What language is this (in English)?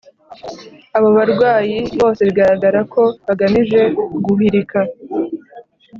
Kinyarwanda